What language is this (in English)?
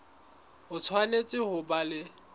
Southern Sotho